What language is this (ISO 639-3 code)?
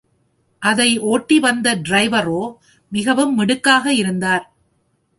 tam